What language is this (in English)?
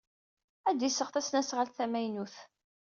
Kabyle